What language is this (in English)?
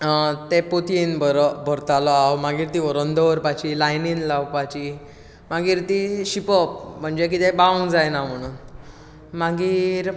Konkani